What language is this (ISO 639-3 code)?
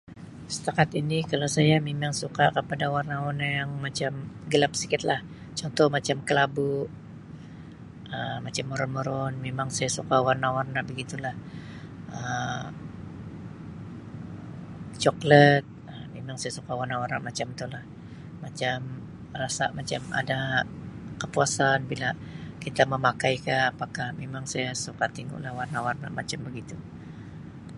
msi